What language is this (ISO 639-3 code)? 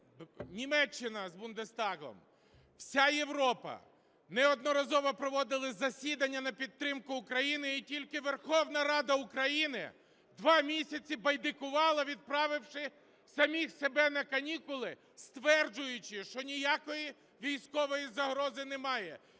ukr